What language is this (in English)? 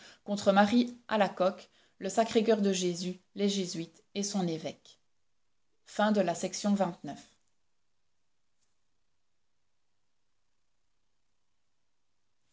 French